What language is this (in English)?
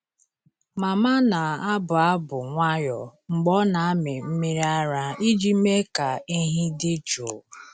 Igbo